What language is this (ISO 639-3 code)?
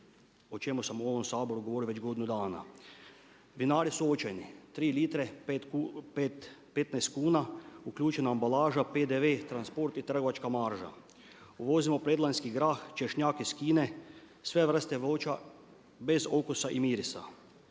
hrv